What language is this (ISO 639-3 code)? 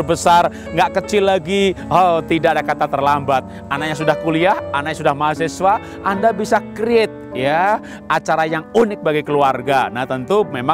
ind